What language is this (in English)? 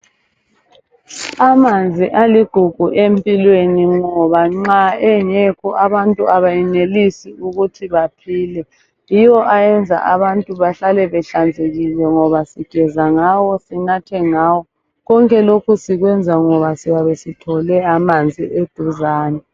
North Ndebele